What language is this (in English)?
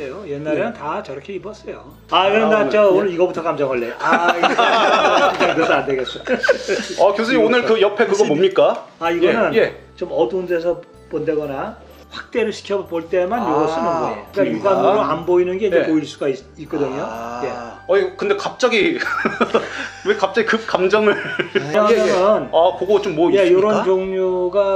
Korean